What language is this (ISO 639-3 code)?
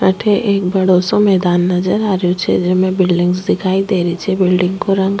raj